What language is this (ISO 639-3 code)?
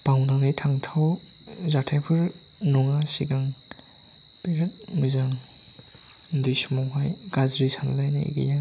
brx